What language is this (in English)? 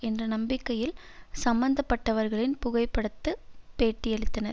Tamil